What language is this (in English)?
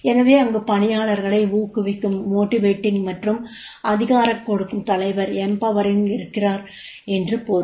Tamil